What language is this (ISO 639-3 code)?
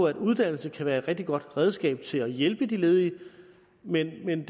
dan